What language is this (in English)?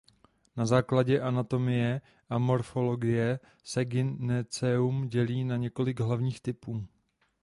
Czech